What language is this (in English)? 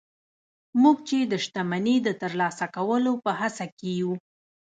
Pashto